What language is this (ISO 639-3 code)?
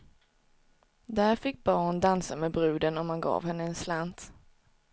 swe